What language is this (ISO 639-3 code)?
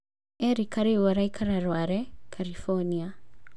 kik